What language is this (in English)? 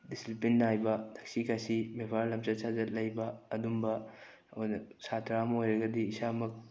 Manipuri